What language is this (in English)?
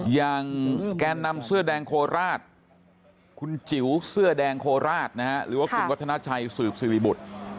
Thai